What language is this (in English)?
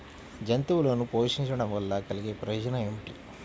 Telugu